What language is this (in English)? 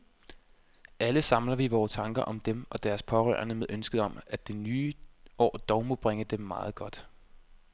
Danish